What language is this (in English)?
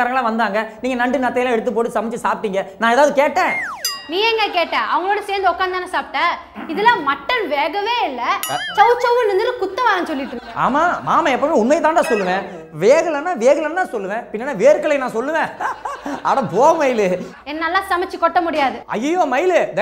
Tamil